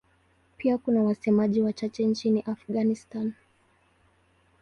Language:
Swahili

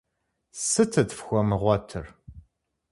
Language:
Kabardian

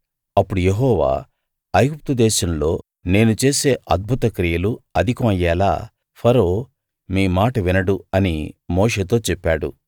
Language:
Telugu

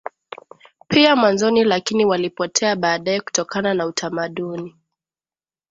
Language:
Swahili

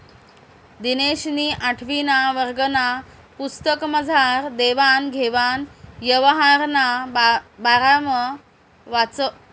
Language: Marathi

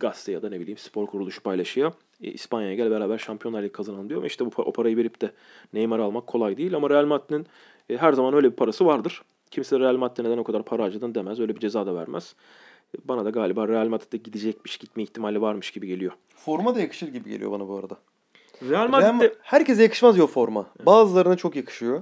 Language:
Turkish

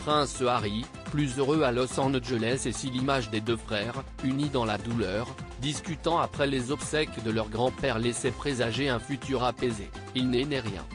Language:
French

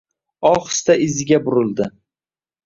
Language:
Uzbek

